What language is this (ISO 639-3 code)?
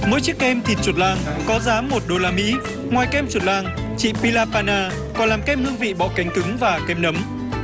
vie